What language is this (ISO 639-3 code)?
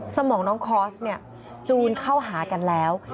tha